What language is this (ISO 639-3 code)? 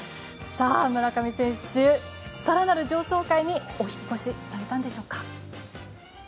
jpn